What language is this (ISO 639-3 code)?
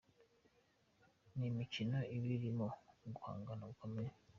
kin